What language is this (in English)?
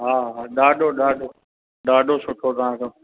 Sindhi